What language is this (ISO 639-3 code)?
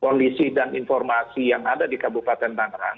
ind